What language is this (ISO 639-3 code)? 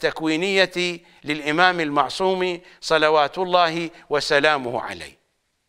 ara